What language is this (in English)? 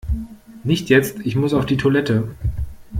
German